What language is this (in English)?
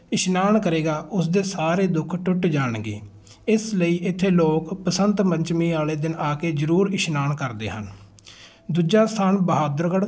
Punjabi